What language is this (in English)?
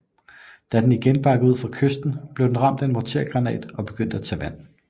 Danish